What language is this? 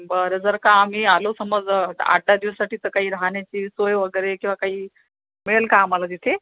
Marathi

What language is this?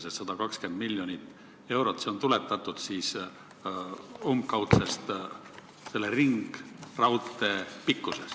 Estonian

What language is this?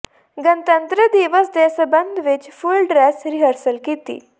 Punjabi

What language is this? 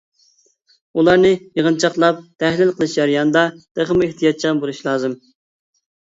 Uyghur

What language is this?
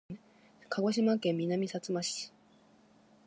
Japanese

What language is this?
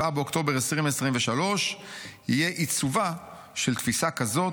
Hebrew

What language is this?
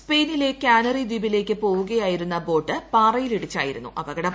Malayalam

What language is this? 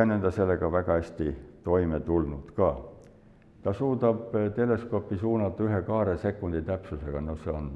Finnish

